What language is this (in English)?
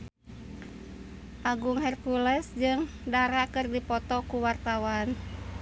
Sundanese